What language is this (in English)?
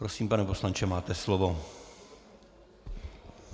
Czech